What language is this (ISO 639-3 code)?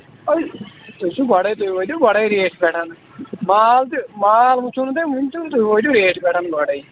kas